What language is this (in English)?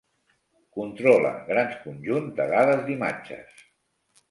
Catalan